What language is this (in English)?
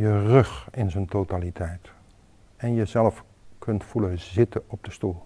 Dutch